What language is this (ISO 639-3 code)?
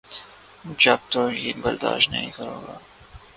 urd